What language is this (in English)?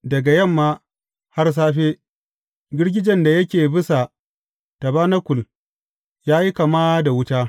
Hausa